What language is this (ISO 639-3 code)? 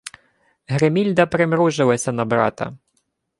ukr